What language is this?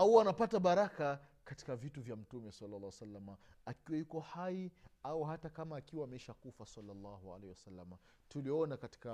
Swahili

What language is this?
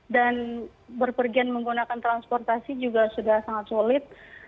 Indonesian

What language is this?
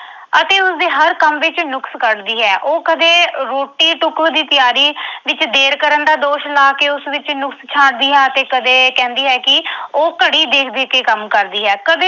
Punjabi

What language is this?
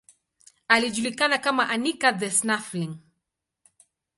Swahili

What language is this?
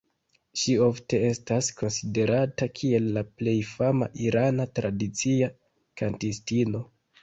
Esperanto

